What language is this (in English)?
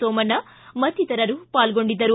Kannada